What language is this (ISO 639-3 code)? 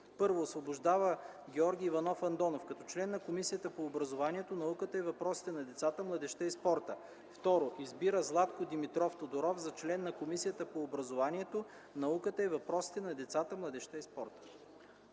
bul